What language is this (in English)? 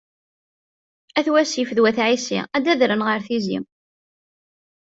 Kabyle